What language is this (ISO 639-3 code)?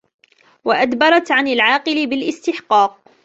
ara